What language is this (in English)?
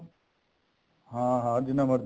Punjabi